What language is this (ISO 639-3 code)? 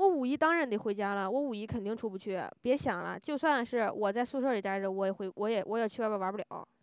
zho